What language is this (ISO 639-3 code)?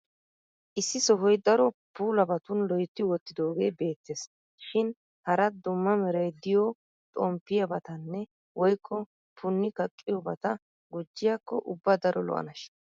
wal